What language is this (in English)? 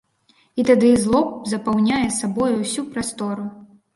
Belarusian